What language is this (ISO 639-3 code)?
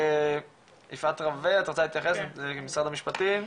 heb